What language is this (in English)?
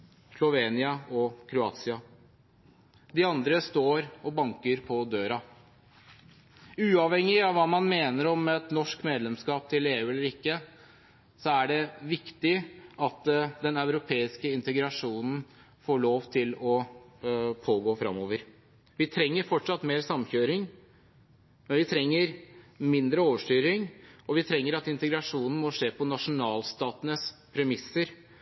Norwegian Bokmål